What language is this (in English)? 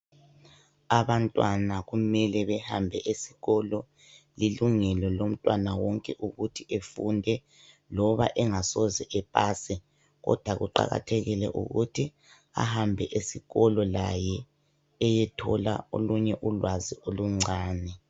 North Ndebele